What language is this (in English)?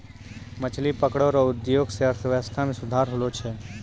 Maithili